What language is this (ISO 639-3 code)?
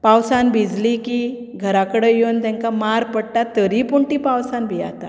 kok